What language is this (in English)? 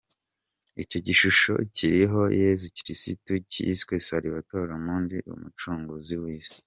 Kinyarwanda